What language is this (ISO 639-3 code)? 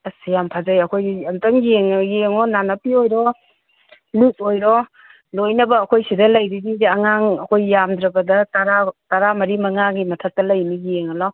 mni